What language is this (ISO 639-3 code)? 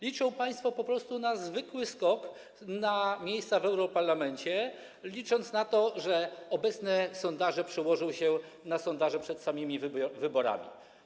pol